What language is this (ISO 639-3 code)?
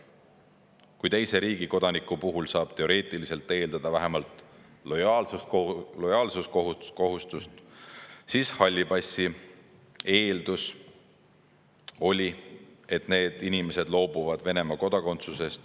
est